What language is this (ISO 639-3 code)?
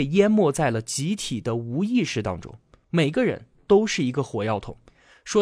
zho